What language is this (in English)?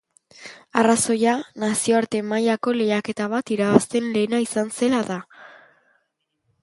Basque